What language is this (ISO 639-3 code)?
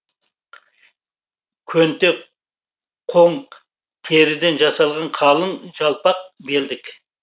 kaz